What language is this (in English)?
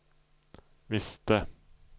Swedish